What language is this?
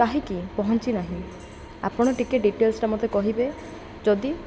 Odia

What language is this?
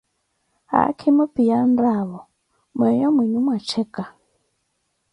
Koti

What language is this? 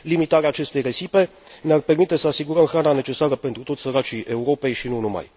Romanian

